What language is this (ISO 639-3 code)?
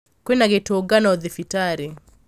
kik